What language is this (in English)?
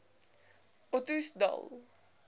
Afrikaans